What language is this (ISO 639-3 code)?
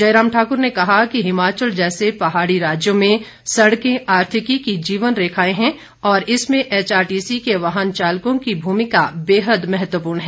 hin